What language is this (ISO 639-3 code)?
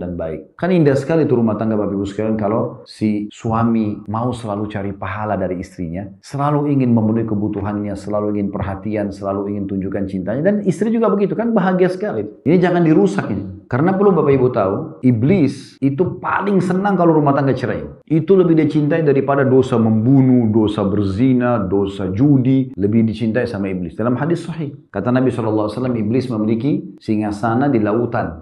ind